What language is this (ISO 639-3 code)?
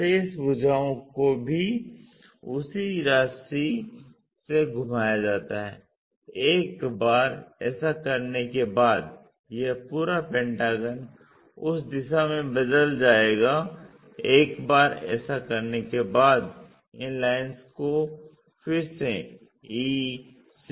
hin